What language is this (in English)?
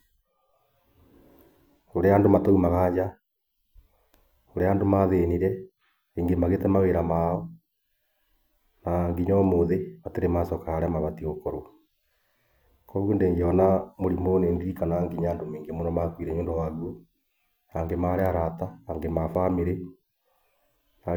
Kikuyu